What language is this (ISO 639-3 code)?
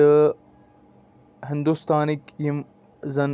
kas